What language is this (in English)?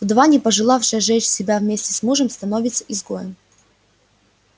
Russian